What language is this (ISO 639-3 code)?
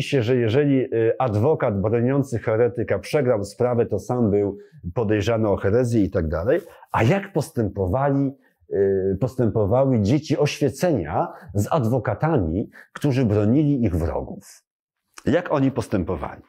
pol